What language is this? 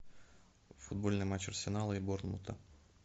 Russian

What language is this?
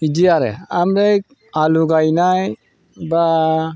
Bodo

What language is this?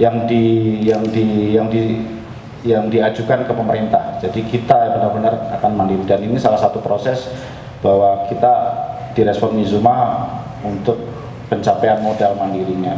Indonesian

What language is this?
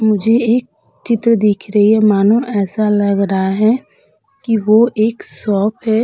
Hindi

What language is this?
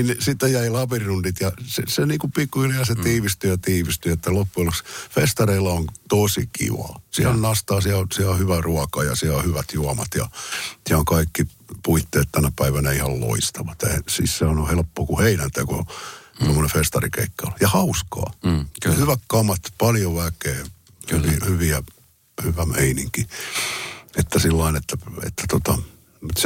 Finnish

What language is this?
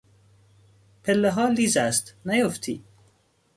Persian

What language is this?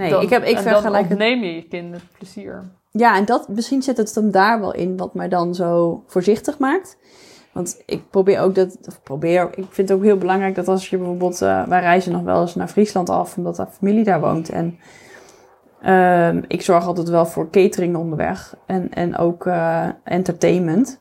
Dutch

